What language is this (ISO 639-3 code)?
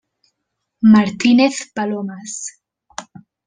cat